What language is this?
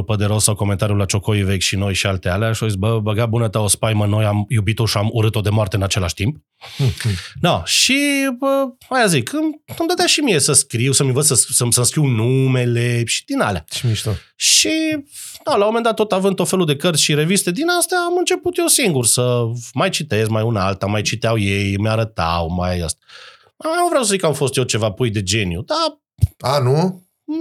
Romanian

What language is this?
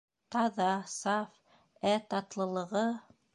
Bashkir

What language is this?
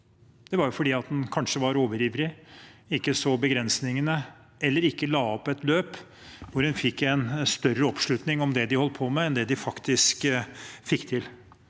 Norwegian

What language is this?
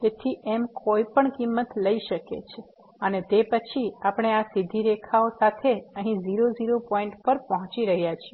Gujarati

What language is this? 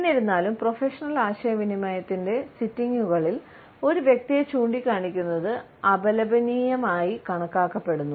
Malayalam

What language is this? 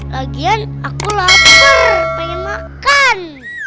Indonesian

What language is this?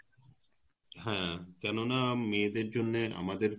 Bangla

